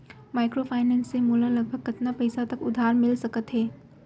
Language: Chhattisgarhi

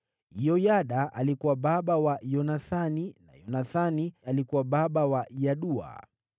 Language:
Swahili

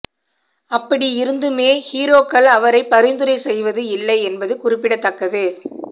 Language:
Tamil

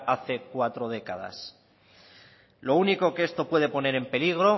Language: Spanish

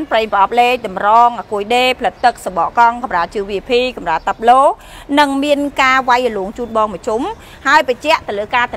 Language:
Thai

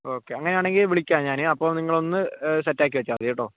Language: Malayalam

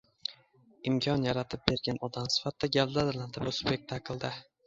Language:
Uzbek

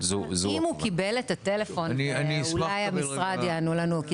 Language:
Hebrew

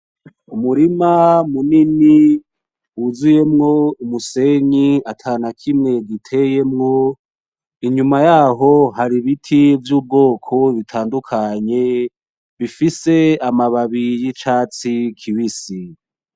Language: Rundi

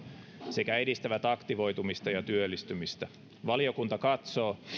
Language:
Finnish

